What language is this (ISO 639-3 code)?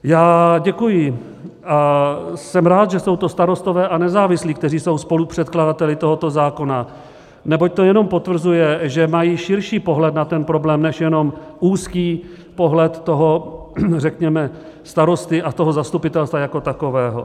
ces